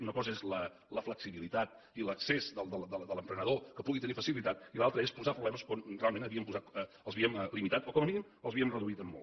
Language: Catalan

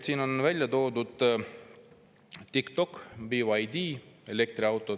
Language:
Estonian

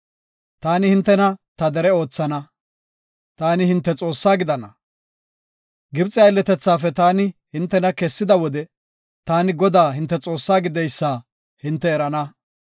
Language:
Gofa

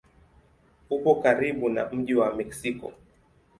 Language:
Swahili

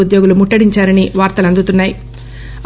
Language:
Telugu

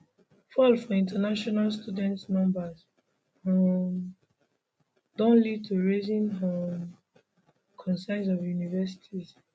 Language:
Nigerian Pidgin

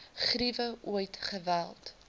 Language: Afrikaans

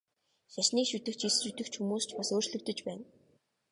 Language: Mongolian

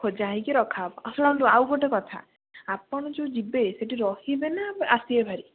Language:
Odia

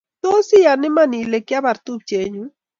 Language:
Kalenjin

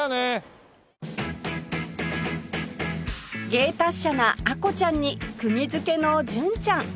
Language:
Japanese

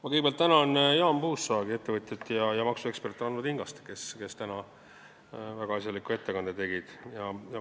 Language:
Estonian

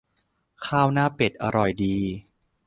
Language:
Thai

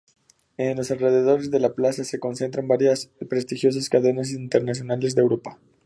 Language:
Spanish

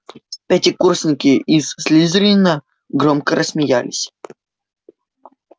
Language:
Russian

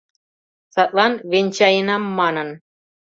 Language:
Mari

